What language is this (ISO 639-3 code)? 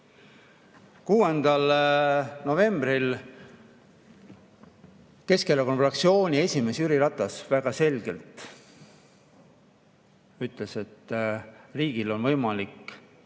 est